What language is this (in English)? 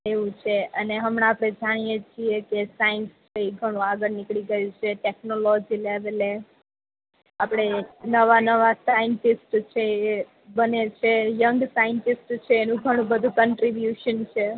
Gujarati